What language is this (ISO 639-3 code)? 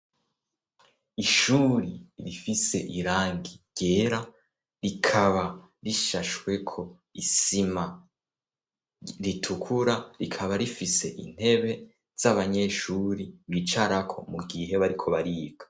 run